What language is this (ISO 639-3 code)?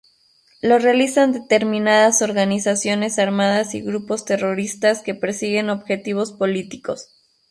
spa